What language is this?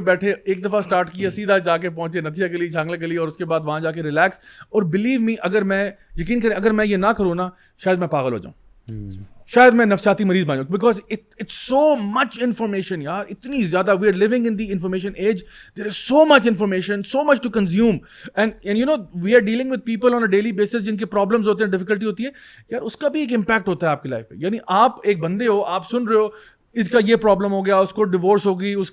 Urdu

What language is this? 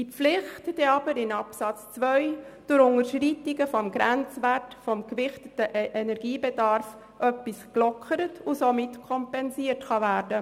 Swiss German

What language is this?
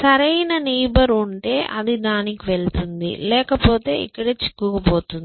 Telugu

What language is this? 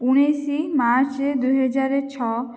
Odia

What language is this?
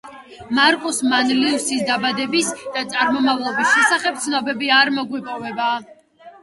Georgian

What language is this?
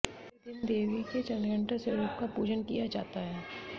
Hindi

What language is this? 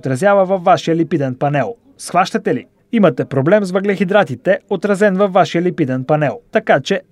Bulgarian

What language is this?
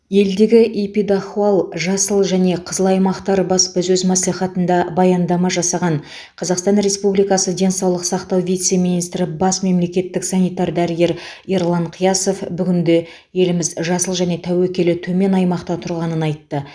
Kazakh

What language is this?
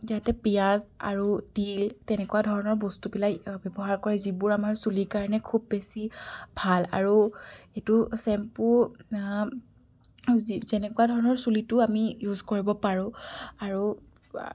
Assamese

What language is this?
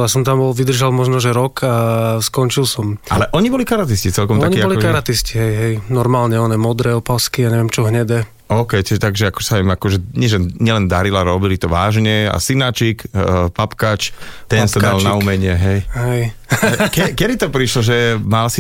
Slovak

